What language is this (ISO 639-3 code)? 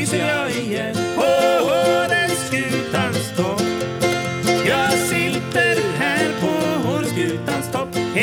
swe